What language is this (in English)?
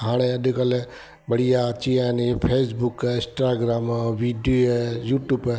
Sindhi